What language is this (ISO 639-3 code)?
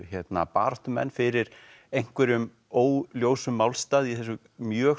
isl